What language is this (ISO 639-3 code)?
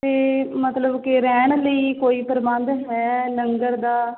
pan